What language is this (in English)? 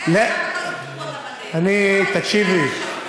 Hebrew